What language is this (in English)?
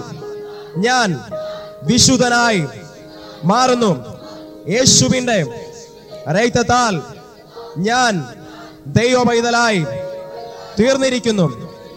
Malayalam